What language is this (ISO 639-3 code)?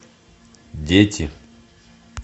rus